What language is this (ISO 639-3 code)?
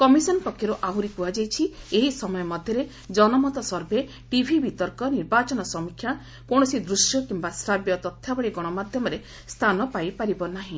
ori